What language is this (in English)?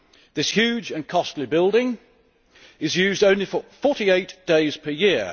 English